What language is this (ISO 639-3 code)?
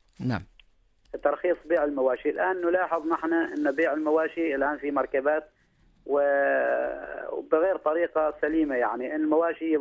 ara